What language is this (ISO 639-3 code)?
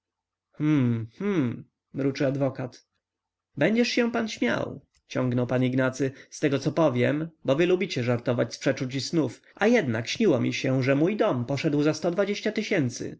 pol